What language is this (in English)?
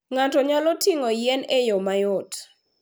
Luo (Kenya and Tanzania)